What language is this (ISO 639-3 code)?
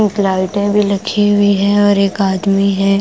hin